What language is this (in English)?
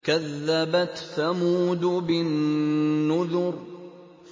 Arabic